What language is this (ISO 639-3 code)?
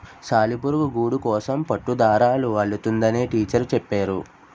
tel